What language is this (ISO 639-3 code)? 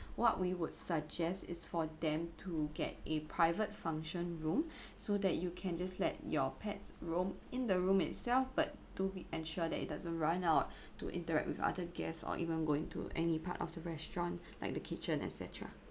eng